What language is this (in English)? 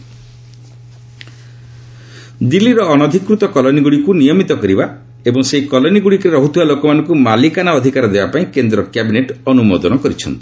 Odia